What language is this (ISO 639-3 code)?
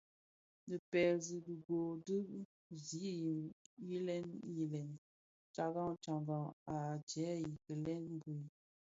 ksf